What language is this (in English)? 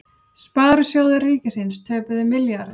Icelandic